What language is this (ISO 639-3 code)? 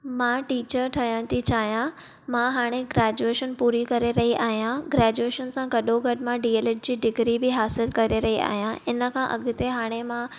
snd